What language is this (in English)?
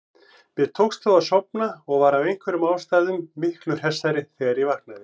Icelandic